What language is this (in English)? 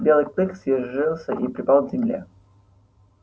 Russian